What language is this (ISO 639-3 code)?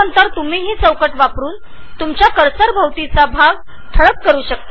mar